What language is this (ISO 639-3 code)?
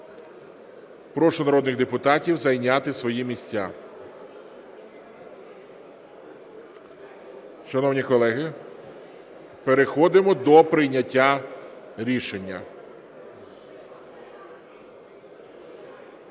ukr